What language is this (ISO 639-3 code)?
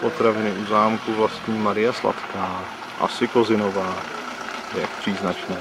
ces